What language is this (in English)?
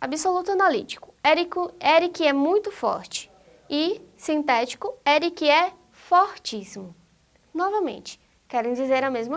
Portuguese